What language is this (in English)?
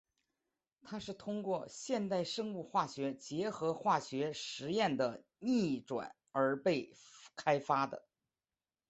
Chinese